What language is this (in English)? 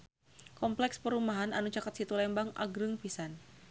Sundanese